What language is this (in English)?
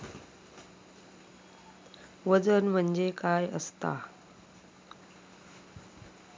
Marathi